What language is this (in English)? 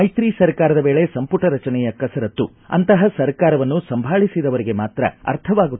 Kannada